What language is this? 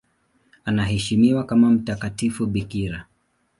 Swahili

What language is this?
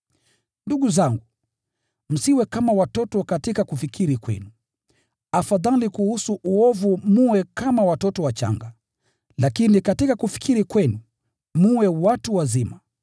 Swahili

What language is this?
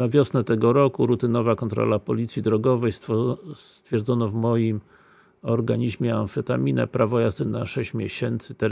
Polish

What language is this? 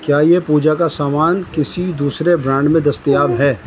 Urdu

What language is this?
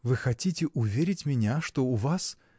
Russian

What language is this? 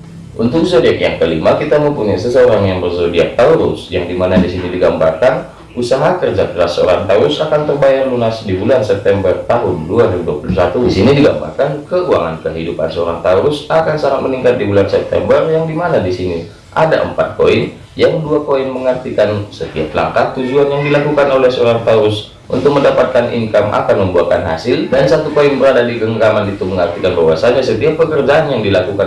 Indonesian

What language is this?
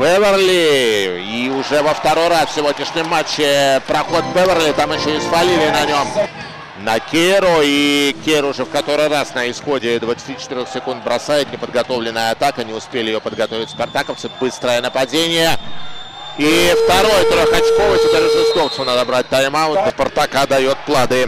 Russian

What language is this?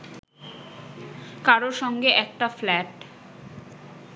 Bangla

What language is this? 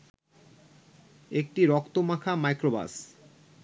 Bangla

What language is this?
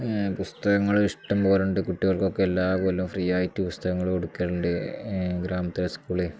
Malayalam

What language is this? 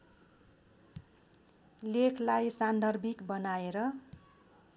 Nepali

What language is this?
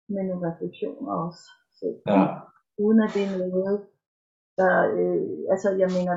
Danish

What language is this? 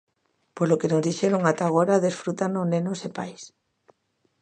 Galician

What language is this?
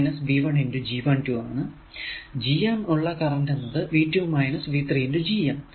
Malayalam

